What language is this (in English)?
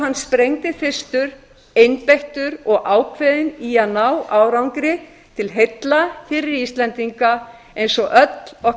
Icelandic